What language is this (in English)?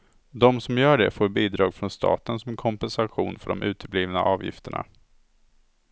Swedish